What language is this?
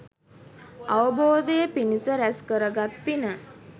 Sinhala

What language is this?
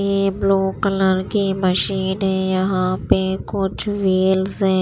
Hindi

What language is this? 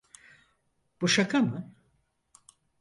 Turkish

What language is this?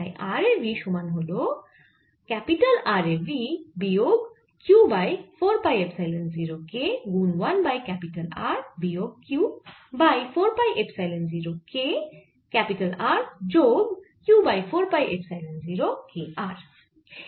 Bangla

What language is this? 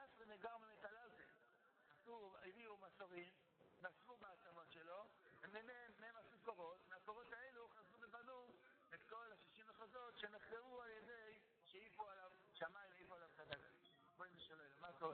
Hebrew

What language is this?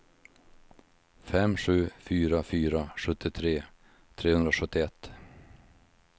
Swedish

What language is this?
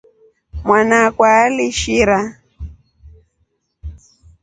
Rombo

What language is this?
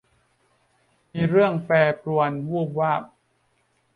Thai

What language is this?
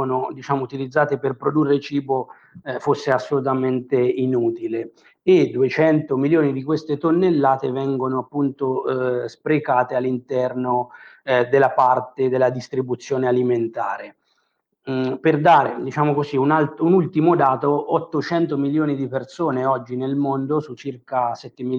Italian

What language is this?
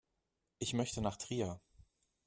German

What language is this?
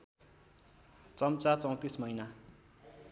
Nepali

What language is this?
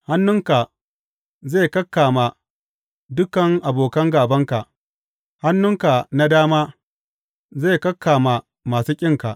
Hausa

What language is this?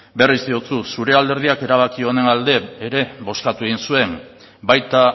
Basque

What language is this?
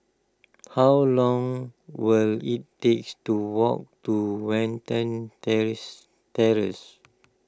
English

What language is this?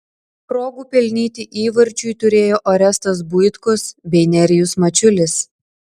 Lithuanian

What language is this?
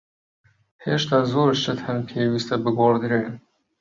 Central Kurdish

